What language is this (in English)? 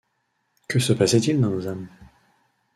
French